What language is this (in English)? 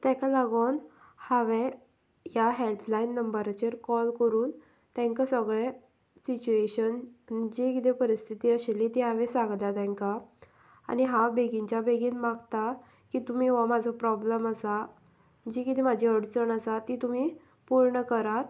Konkani